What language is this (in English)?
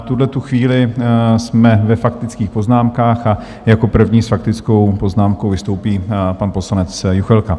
Czech